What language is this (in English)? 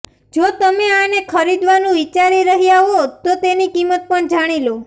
Gujarati